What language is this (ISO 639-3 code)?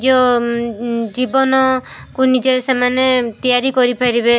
ori